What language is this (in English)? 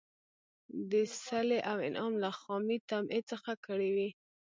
Pashto